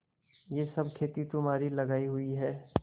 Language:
Hindi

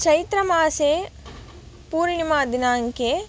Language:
Sanskrit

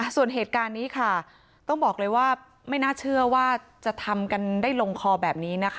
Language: Thai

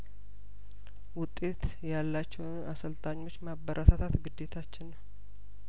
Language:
Amharic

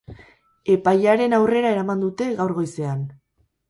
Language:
Basque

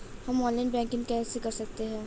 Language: Hindi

